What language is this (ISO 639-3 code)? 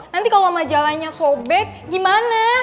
ind